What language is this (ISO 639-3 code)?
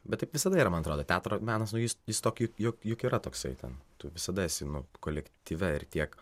lit